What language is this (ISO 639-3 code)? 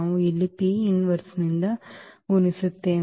kan